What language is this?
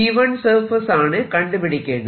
Malayalam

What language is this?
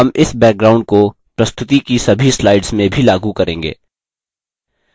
Hindi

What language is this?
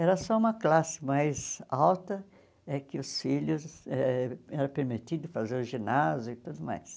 Portuguese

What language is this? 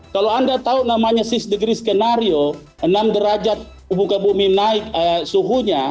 Indonesian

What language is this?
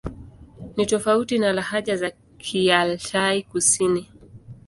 Swahili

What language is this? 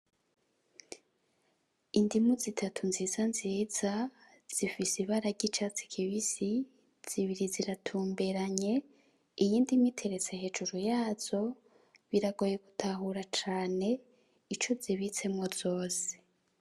Rundi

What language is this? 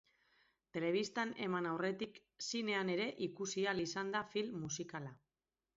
Basque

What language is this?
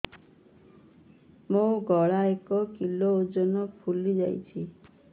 Odia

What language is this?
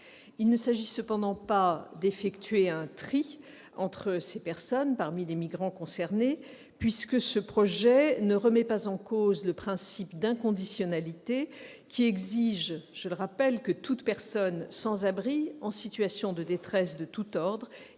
French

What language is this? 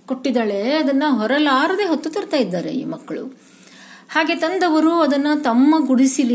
Kannada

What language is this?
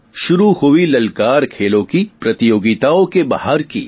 Gujarati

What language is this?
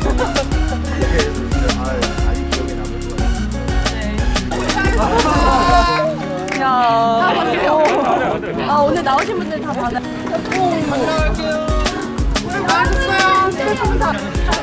Korean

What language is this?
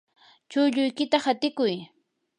Yanahuanca Pasco Quechua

